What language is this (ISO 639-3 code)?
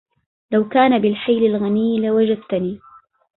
ara